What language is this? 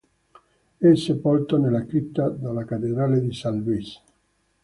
Italian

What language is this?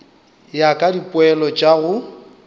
Northern Sotho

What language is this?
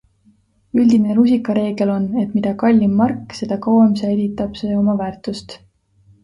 Estonian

